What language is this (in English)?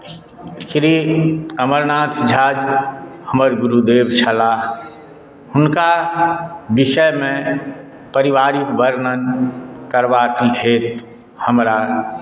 Maithili